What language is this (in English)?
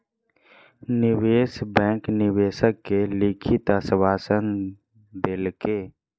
Maithili